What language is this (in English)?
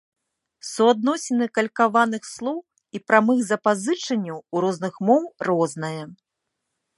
Belarusian